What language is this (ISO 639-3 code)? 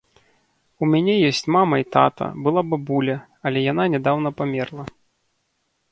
bel